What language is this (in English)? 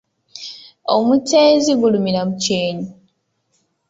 Ganda